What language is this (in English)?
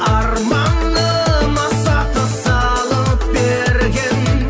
Kazakh